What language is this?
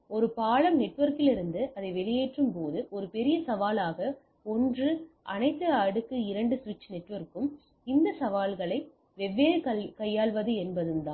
Tamil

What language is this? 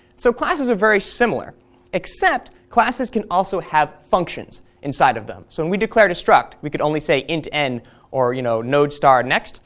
English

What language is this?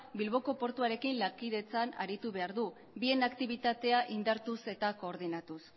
Basque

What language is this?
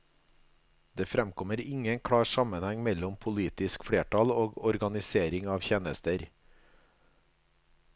Norwegian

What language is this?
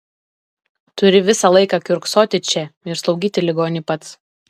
Lithuanian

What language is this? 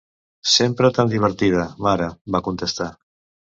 Catalan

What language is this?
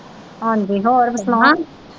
Punjabi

